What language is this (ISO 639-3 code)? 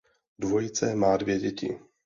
ces